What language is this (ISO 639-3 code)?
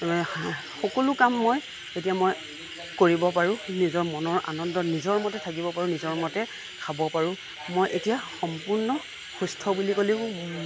asm